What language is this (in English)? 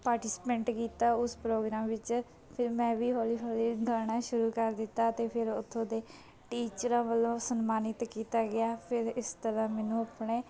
Punjabi